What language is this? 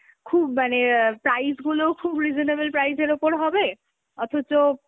Bangla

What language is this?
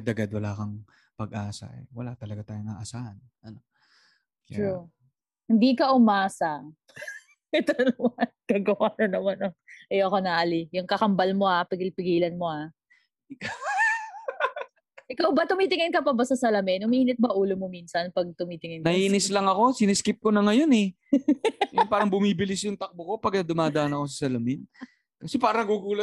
Filipino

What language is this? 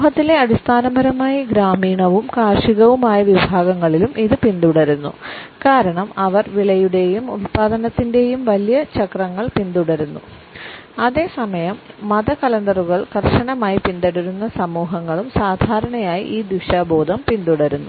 Malayalam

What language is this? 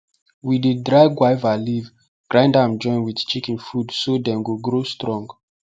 Nigerian Pidgin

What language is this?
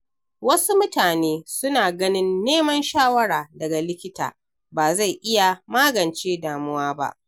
Hausa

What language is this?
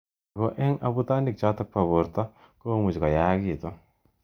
Kalenjin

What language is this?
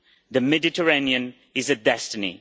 English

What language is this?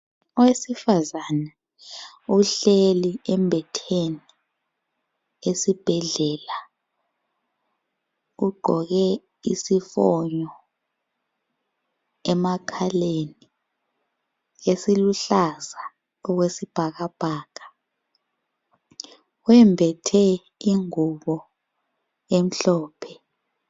North Ndebele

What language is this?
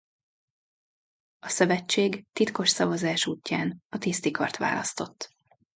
Hungarian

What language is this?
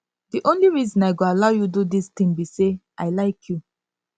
Nigerian Pidgin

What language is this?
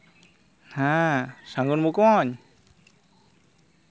Santali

